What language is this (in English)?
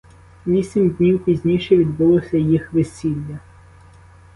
Ukrainian